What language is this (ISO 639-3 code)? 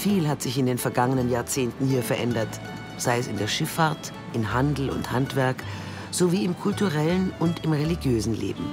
deu